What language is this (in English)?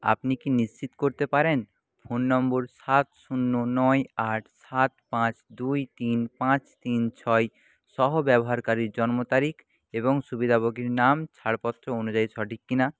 Bangla